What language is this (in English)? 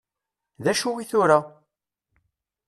Kabyle